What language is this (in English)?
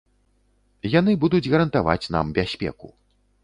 Belarusian